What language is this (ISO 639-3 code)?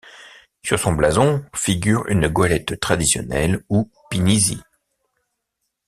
fra